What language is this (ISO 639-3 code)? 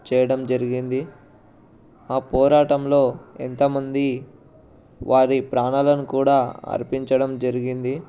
tel